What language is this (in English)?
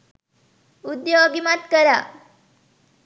Sinhala